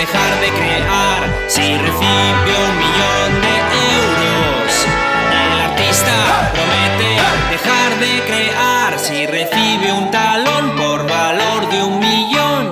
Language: Spanish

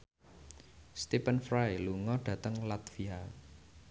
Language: Javanese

